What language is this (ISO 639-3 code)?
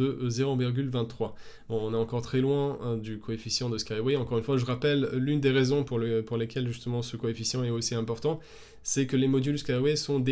fra